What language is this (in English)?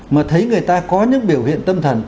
Vietnamese